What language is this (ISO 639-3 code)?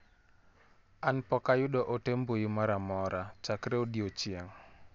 luo